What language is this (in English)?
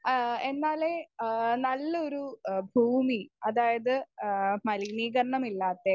Malayalam